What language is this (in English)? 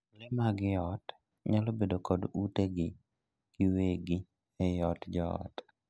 Luo (Kenya and Tanzania)